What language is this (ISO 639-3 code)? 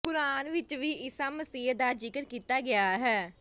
pan